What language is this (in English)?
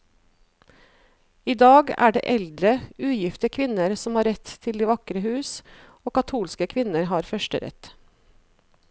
Norwegian